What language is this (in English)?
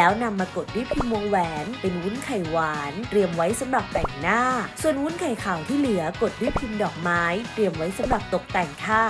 Thai